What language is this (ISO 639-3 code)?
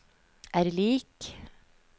nor